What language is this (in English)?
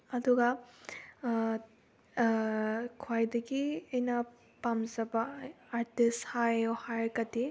Manipuri